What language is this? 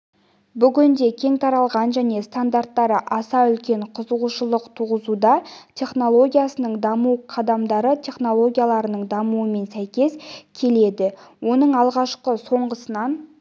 Kazakh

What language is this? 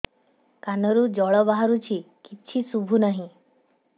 Odia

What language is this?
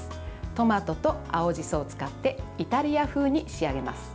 Japanese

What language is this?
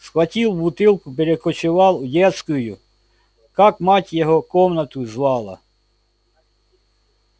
Russian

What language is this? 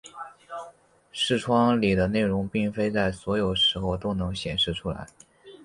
Chinese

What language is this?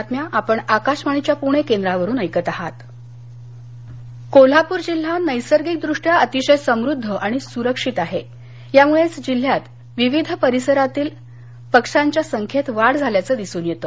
Marathi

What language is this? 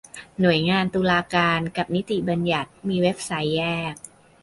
Thai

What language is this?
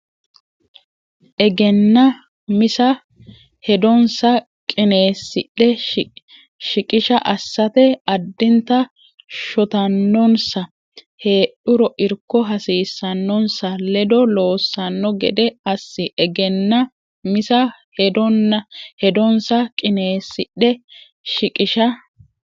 Sidamo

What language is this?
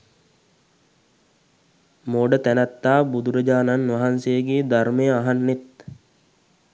Sinhala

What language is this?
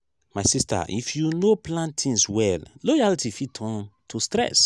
Nigerian Pidgin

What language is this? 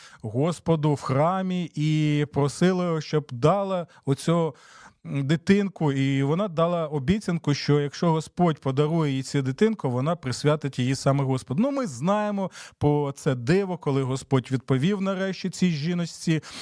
Ukrainian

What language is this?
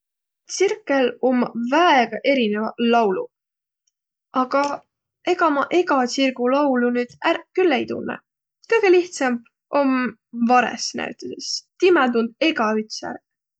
Võro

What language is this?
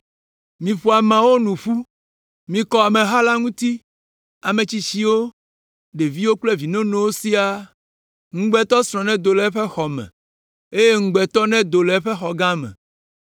Ewe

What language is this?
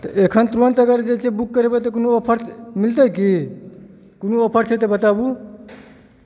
Maithili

